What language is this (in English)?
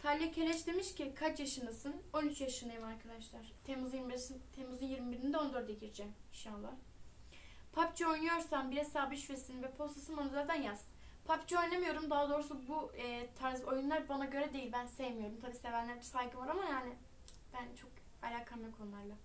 Turkish